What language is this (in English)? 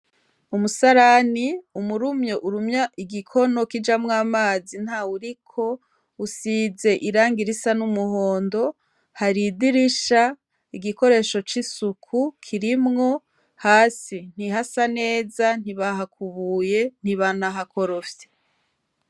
Rundi